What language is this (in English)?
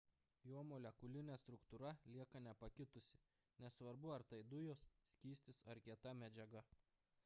Lithuanian